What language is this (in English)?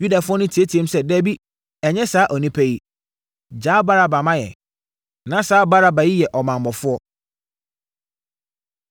Akan